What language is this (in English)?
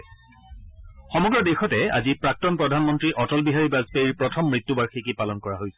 Assamese